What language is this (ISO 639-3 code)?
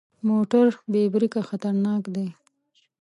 pus